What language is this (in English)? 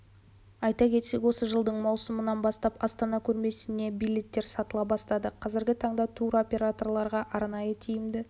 Kazakh